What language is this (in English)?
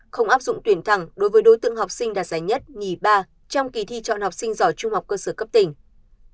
Vietnamese